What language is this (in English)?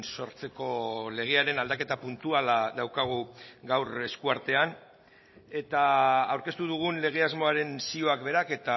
Basque